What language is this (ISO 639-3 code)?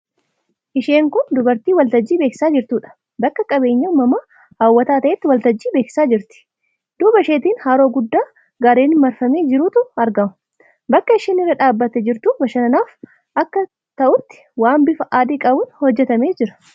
orm